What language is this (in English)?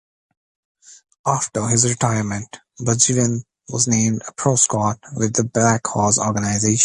English